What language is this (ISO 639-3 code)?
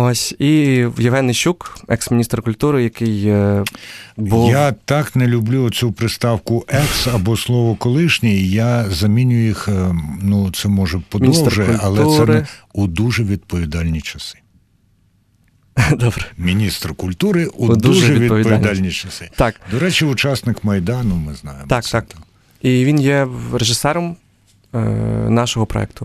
ukr